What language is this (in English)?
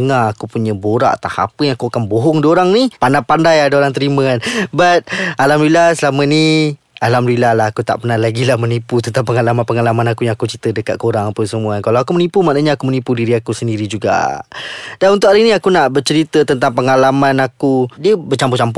Malay